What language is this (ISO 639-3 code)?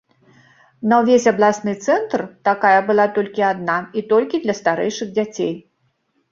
bel